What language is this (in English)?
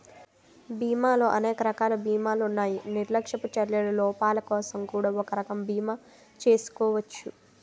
Telugu